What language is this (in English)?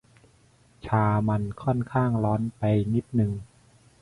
Thai